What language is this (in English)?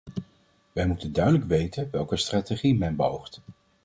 Dutch